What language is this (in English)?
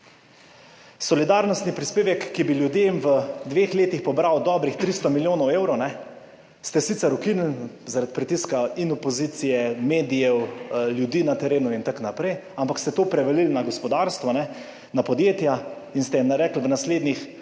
Slovenian